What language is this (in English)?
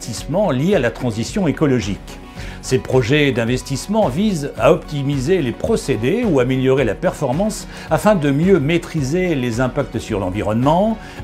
French